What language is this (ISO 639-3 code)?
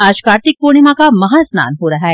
hin